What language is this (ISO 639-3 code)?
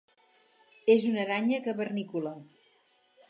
cat